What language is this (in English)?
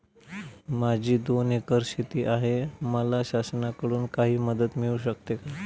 Marathi